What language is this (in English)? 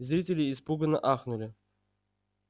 Russian